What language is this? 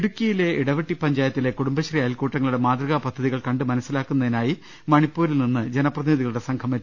Malayalam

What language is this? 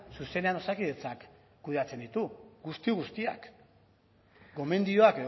Basque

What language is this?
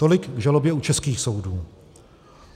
Czech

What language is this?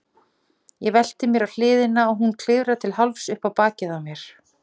Icelandic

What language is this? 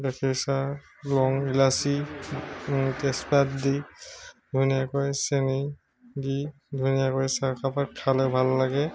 Assamese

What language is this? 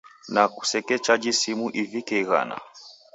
Taita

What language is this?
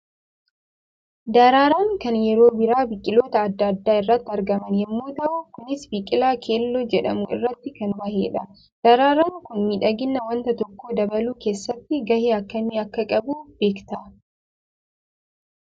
Oromo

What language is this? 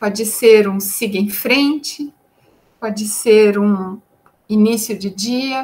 Portuguese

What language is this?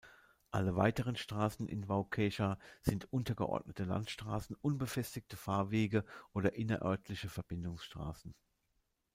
German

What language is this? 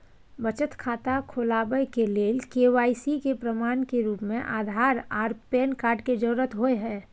Maithili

